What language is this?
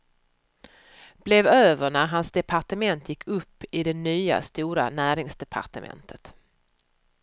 Swedish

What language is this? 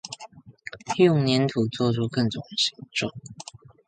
Chinese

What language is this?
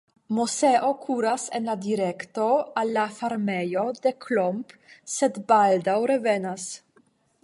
Esperanto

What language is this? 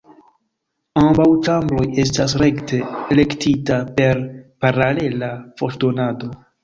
Esperanto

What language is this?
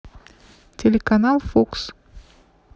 Russian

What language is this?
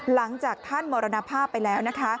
Thai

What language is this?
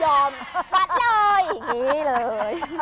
Thai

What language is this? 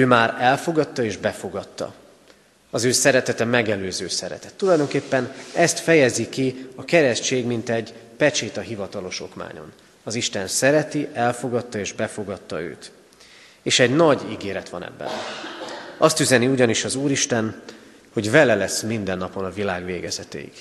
Hungarian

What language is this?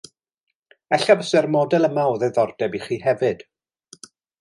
Welsh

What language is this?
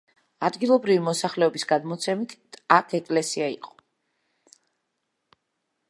Georgian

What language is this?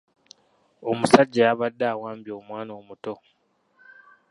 Ganda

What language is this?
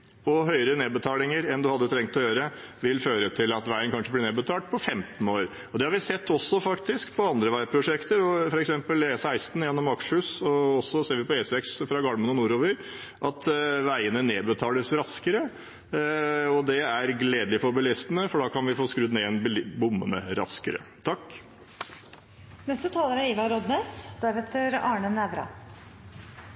Norwegian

